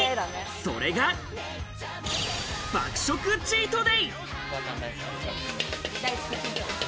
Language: Japanese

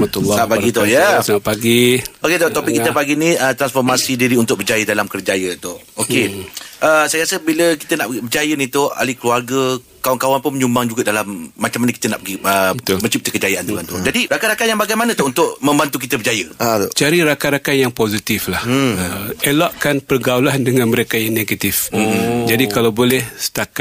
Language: Malay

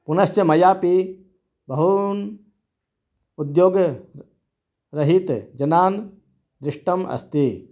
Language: Sanskrit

